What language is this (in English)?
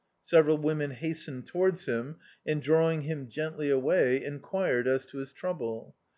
English